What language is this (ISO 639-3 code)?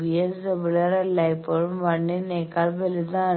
mal